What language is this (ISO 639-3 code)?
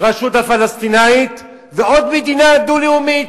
heb